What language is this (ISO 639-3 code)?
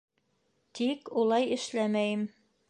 bak